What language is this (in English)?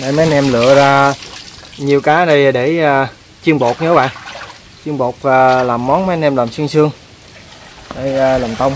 Vietnamese